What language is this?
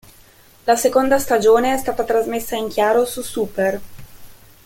Italian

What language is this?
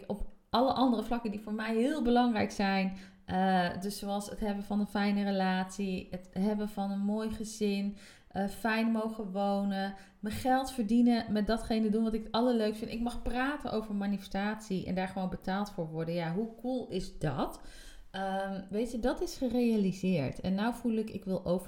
Dutch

